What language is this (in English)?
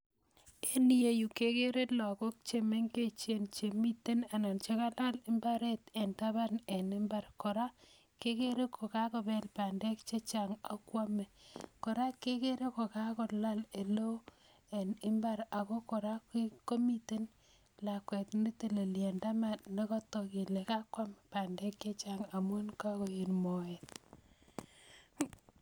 Kalenjin